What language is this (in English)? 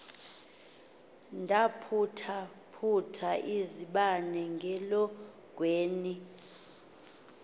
Xhosa